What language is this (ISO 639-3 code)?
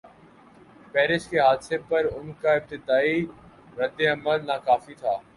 urd